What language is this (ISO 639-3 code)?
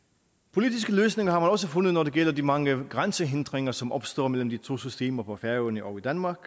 dan